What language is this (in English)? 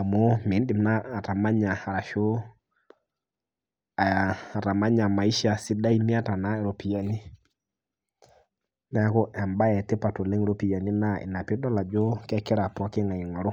Masai